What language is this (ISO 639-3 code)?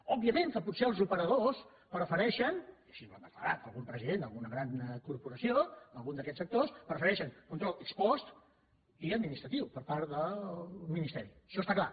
cat